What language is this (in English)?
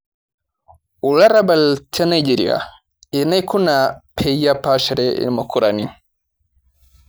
Masai